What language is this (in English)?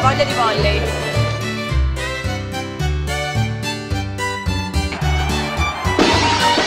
Italian